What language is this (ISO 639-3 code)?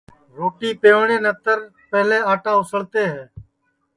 ssi